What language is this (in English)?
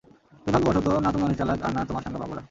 Bangla